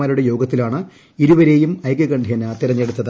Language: Malayalam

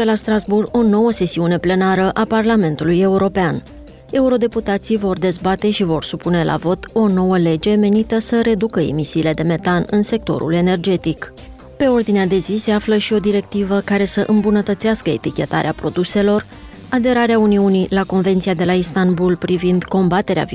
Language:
Romanian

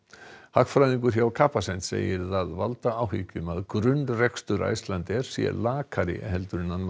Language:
Icelandic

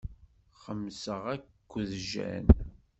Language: Kabyle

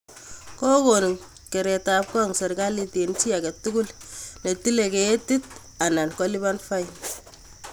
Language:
Kalenjin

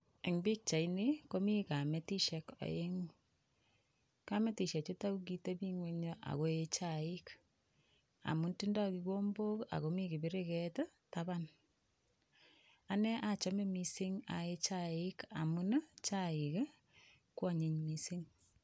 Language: Kalenjin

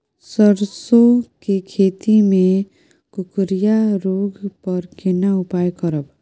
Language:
Maithili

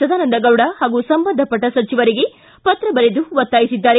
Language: Kannada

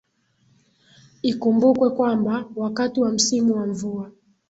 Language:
Swahili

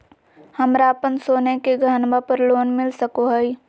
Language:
Magahi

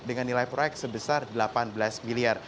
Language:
Indonesian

